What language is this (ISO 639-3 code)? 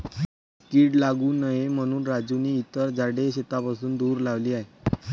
mar